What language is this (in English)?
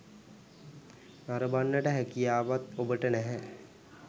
Sinhala